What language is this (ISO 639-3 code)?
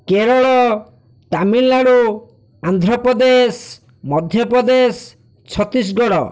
ori